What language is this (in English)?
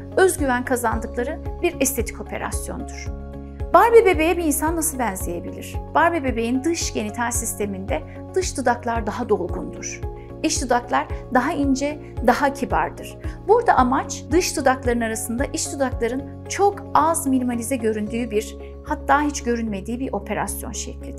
Turkish